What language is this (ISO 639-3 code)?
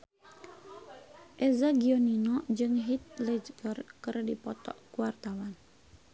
sun